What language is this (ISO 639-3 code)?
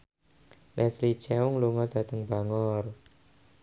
jav